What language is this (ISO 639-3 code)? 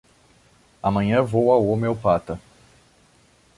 por